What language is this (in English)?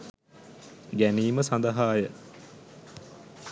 Sinhala